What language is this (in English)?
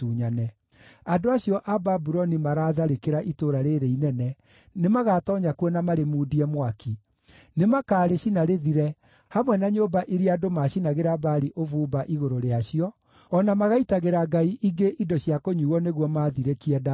Kikuyu